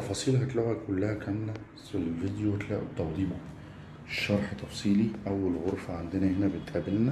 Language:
Arabic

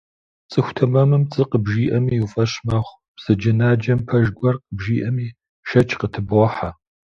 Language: Kabardian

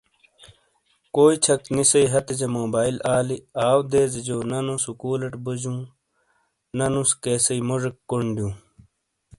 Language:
Shina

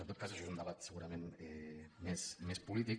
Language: Catalan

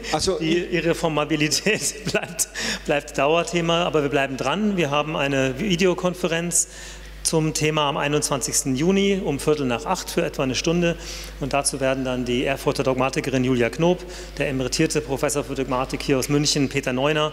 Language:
German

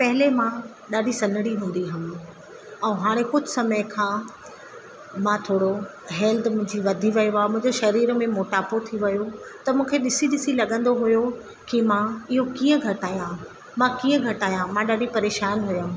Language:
Sindhi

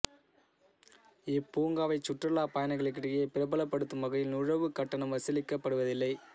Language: Tamil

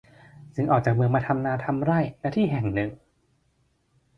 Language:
Thai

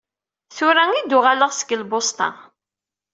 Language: Kabyle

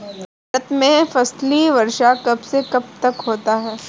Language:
Hindi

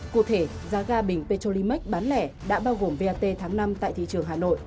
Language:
Vietnamese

